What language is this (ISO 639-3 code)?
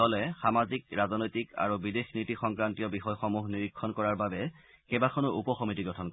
asm